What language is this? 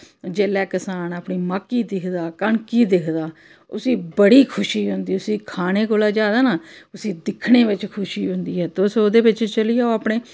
Dogri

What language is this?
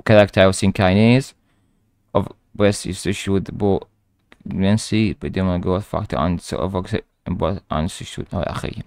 Arabic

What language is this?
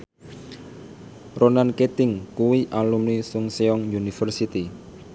Javanese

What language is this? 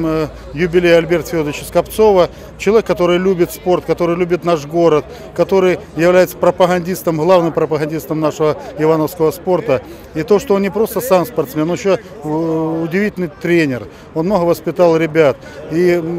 Russian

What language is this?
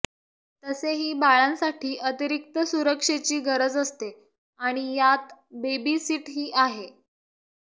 Marathi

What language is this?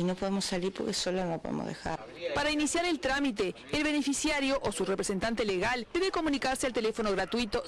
Spanish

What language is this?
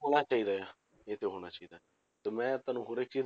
Punjabi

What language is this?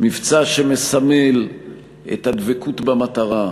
Hebrew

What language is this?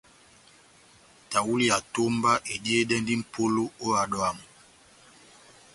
Batanga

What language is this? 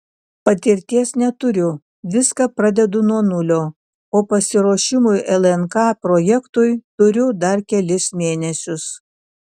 Lithuanian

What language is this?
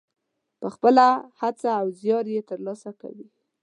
Pashto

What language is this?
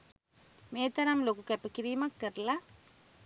Sinhala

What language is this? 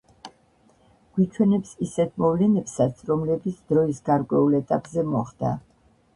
Georgian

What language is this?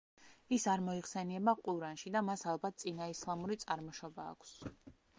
Georgian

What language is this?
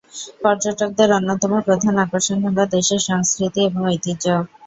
Bangla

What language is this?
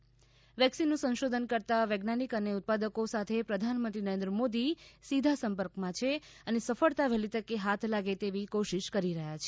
Gujarati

